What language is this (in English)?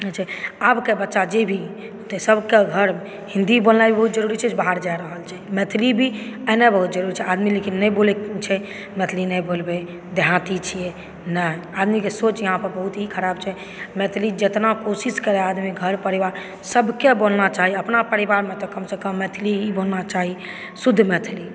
Maithili